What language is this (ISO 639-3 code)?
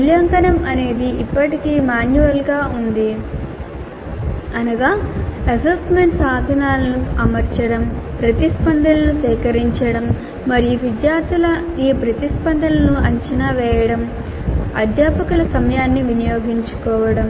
tel